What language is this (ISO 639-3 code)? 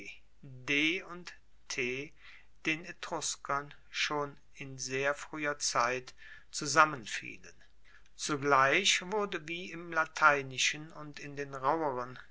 deu